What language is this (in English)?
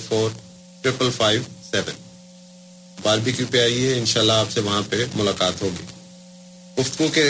Urdu